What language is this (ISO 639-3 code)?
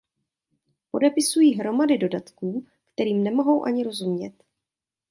ces